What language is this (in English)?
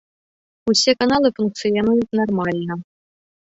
Belarusian